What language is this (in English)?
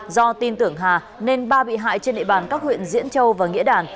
Vietnamese